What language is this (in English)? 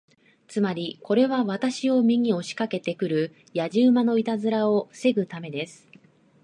Japanese